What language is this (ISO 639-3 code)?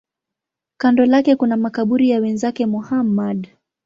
swa